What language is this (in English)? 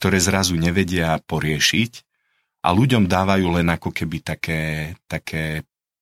Slovak